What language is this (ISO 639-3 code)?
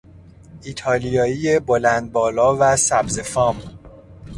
fas